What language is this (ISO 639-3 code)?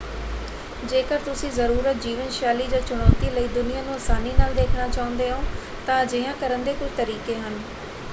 pan